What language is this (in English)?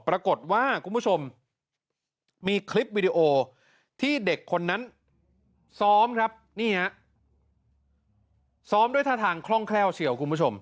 Thai